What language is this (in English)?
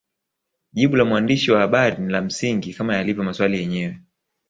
Swahili